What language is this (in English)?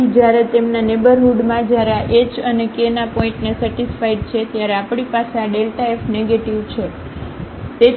Gujarati